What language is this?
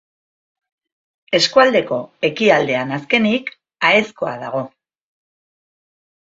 Basque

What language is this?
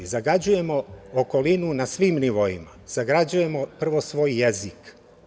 Serbian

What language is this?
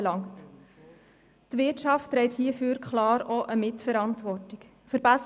Swiss German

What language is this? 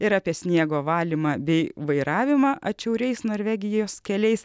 Lithuanian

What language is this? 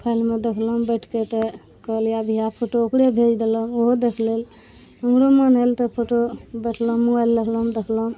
Maithili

